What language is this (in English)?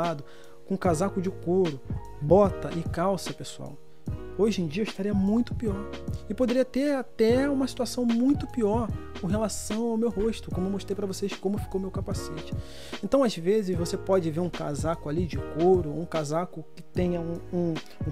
Portuguese